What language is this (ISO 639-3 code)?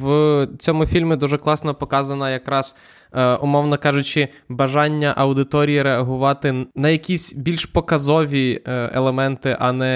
ukr